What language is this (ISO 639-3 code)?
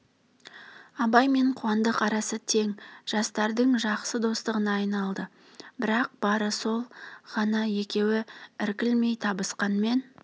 kaz